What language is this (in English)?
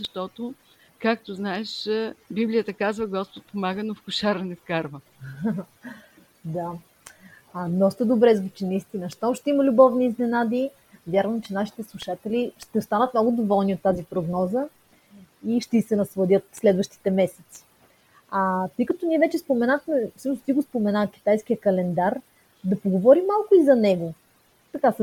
Bulgarian